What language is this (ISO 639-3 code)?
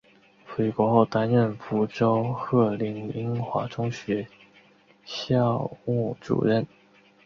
zho